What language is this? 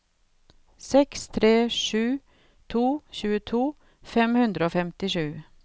Norwegian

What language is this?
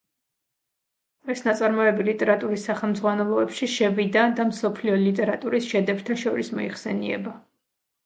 Georgian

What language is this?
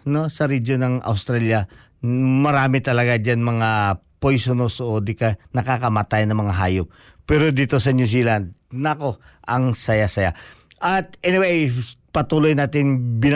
Filipino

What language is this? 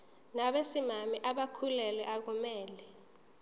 Zulu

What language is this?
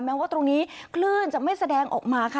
Thai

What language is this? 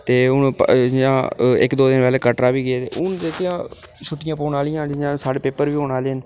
Dogri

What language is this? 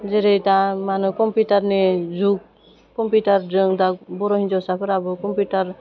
Bodo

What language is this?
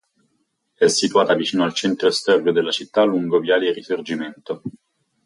Italian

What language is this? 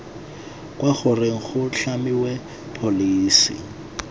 Tswana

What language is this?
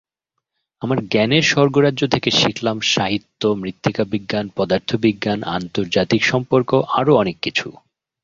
Bangla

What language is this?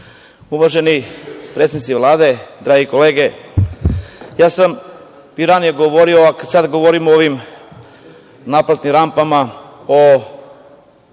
Serbian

